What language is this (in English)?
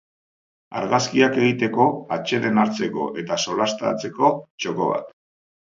Basque